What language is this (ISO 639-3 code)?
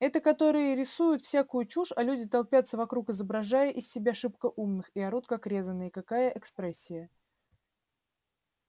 rus